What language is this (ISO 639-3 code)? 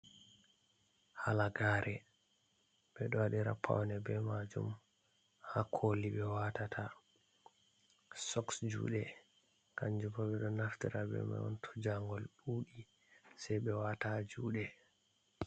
ful